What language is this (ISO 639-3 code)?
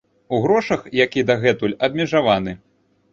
bel